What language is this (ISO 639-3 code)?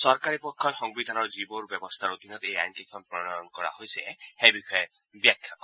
asm